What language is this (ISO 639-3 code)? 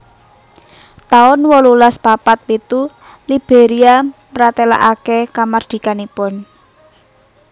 jav